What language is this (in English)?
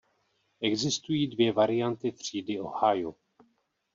Czech